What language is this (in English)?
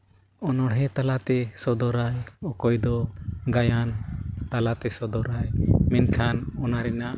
Santali